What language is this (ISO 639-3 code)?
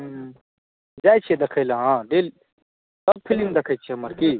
mai